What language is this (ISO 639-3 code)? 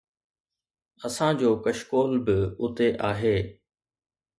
snd